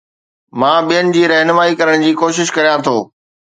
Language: Sindhi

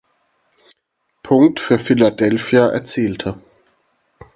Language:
German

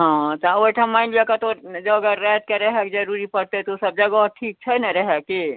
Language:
Maithili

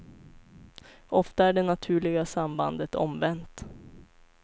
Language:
Swedish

